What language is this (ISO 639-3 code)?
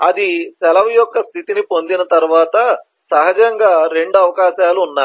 tel